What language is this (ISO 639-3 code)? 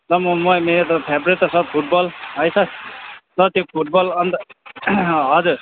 nep